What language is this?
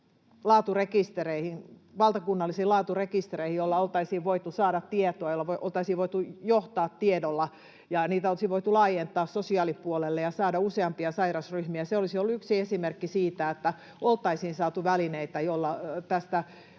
Finnish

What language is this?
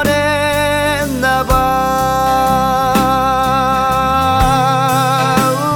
Korean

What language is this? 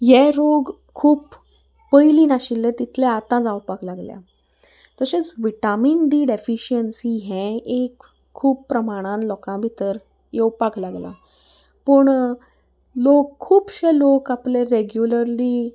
Konkani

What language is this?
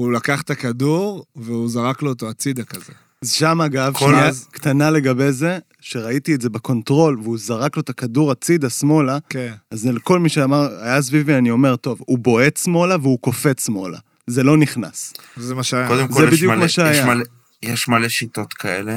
Hebrew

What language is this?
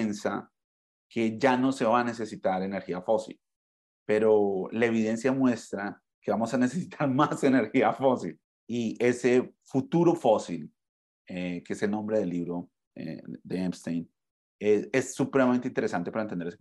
Spanish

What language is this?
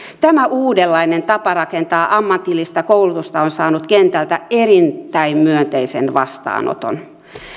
Finnish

